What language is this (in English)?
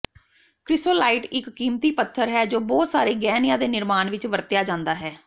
Punjabi